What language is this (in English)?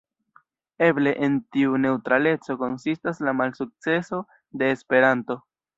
Esperanto